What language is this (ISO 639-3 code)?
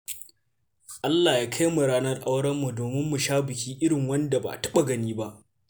hau